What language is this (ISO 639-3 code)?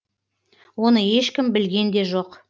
kaz